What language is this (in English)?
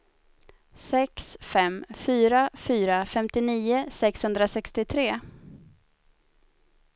Swedish